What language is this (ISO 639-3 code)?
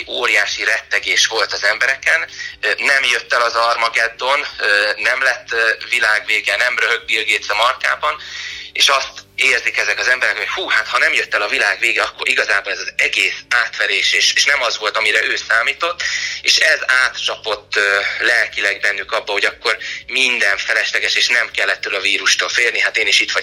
hun